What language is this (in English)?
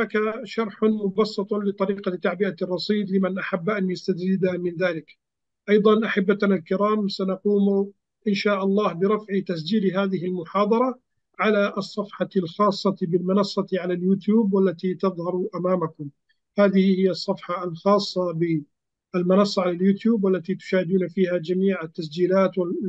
Arabic